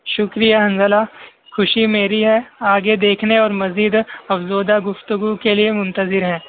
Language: Urdu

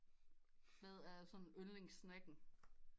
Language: Danish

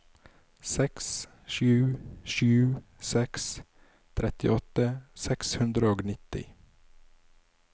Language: Norwegian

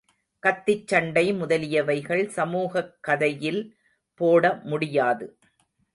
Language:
Tamil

